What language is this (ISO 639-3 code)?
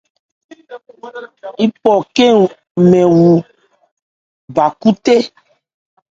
ebr